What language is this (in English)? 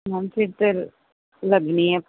Punjabi